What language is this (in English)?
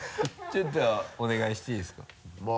Japanese